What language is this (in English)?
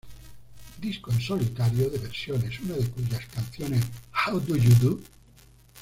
Spanish